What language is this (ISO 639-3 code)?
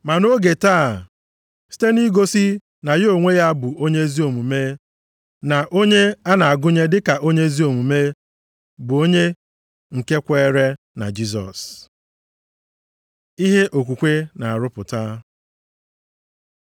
ibo